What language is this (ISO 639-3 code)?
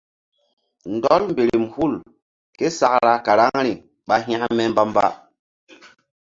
mdd